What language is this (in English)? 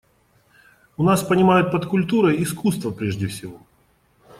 Russian